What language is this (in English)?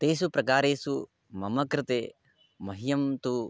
Sanskrit